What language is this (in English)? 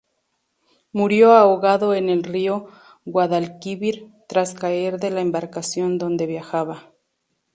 Spanish